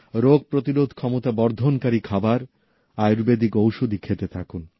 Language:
Bangla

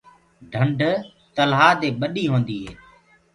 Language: Gurgula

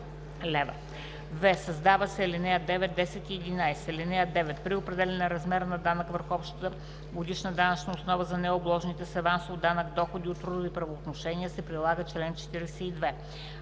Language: Bulgarian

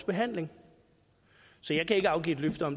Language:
Danish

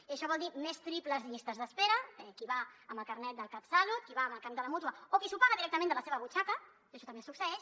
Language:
Catalan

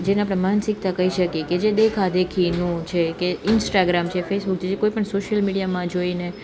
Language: Gujarati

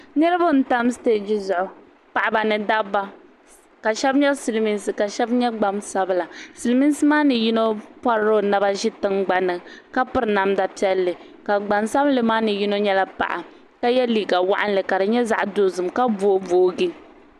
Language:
Dagbani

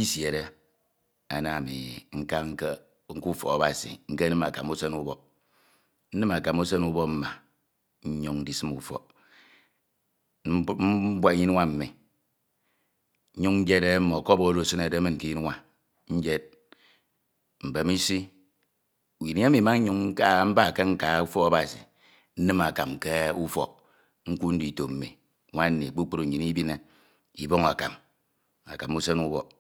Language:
Ito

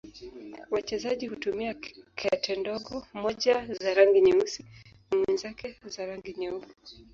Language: Swahili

